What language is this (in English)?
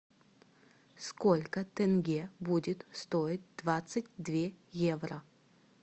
Russian